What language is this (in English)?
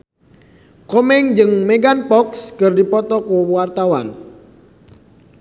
Sundanese